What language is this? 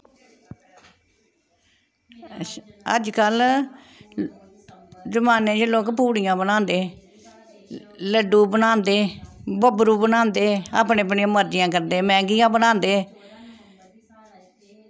Dogri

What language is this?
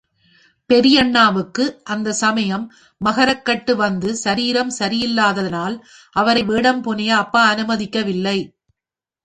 Tamil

